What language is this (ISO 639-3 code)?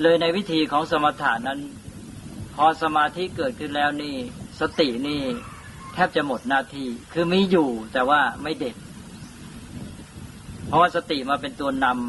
tha